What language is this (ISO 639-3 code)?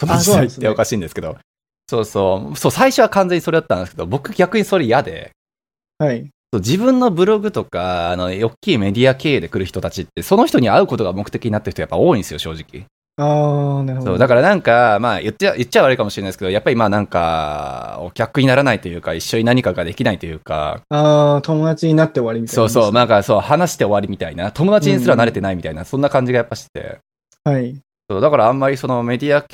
jpn